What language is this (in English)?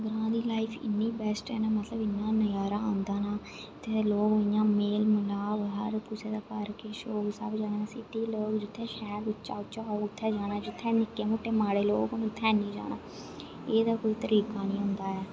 Dogri